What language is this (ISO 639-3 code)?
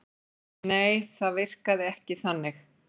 isl